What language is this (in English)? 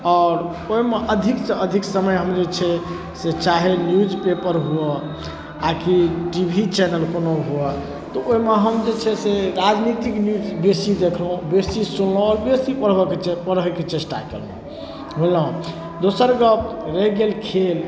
Maithili